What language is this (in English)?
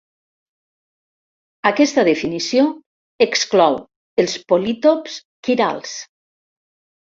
Catalan